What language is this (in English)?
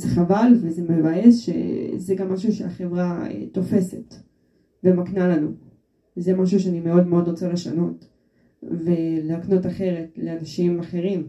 Hebrew